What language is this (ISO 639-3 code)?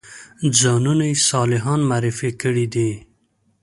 pus